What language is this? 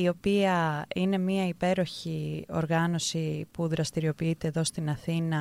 Greek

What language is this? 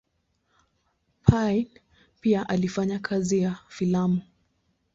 Swahili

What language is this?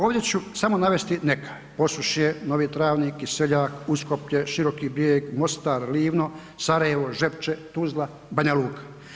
Croatian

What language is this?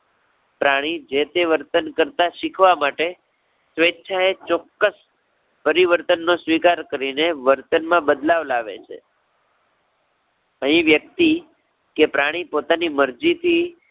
Gujarati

